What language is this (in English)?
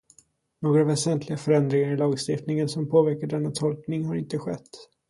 Swedish